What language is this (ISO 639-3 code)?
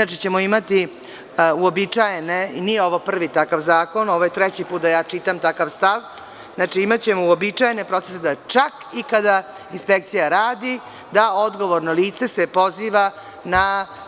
srp